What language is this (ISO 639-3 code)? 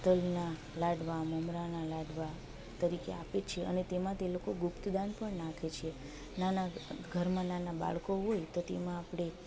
guj